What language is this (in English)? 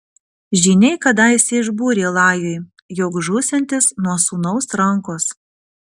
Lithuanian